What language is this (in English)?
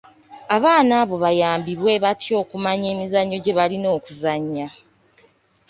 Ganda